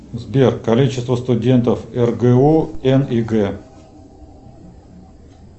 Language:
Russian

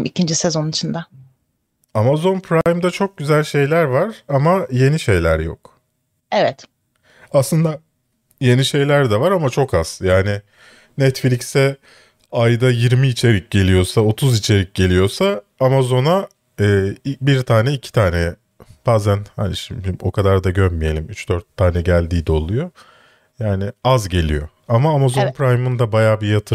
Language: Turkish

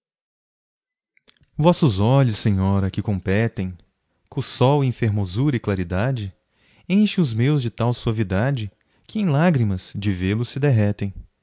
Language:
Portuguese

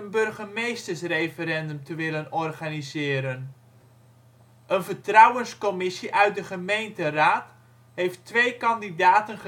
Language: Dutch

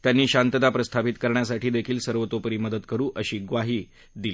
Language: Marathi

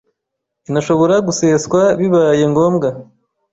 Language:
Kinyarwanda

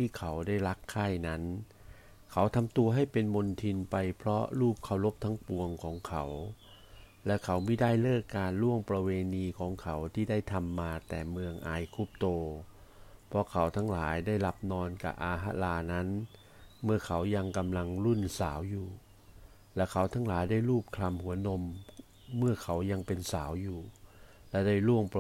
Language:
Thai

